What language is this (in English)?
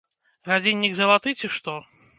Belarusian